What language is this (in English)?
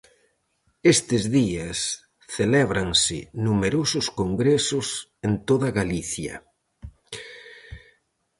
Galician